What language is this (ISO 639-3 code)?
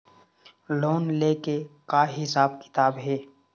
hne